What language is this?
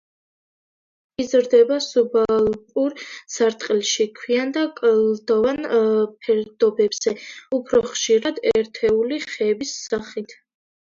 Georgian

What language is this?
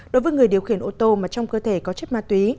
Vietnamese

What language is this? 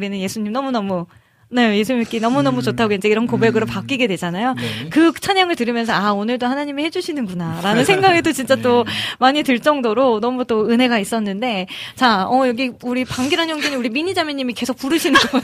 Korean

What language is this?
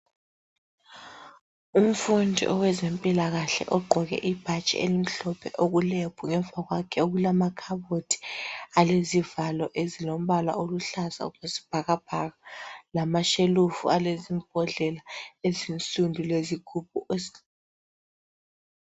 North Ndebele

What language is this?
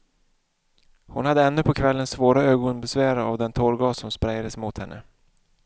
Swedish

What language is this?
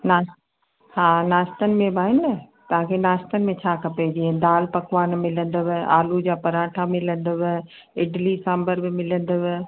Sindhi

